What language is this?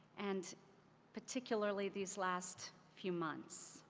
English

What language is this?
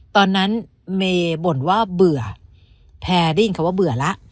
Thai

